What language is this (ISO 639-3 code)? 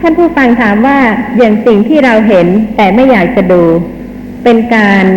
tha